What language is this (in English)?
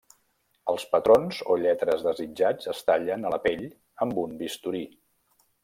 Catalan